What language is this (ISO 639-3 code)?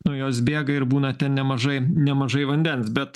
lit